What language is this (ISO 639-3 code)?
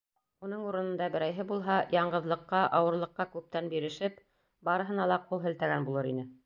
bak